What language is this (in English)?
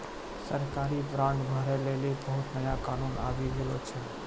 Maithili